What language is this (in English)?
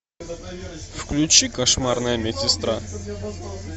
Russian